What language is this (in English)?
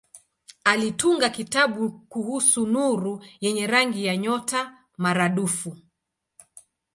Swahili